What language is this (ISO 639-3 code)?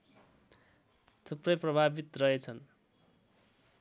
nep